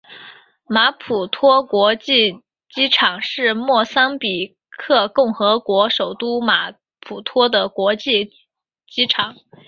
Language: Chinese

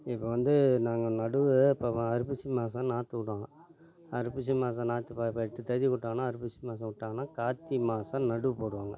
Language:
Tamil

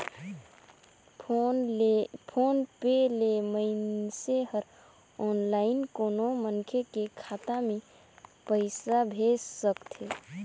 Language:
Chhattisgarhi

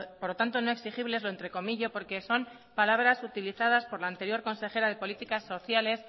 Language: Spanish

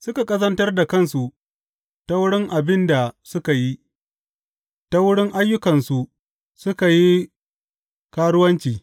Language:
Hausa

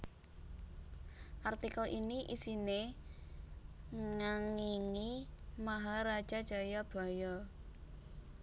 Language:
Javanese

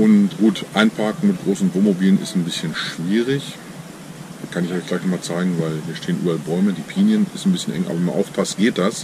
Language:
German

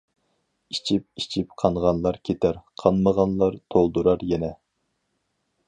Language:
Uyghur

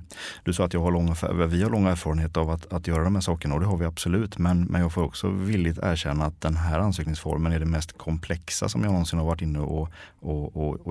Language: Swedish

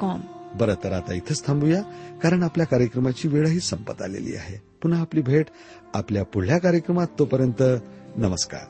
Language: Marathi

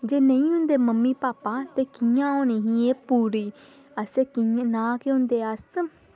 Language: Dogri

